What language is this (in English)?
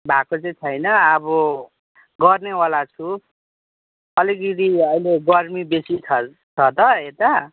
Nepali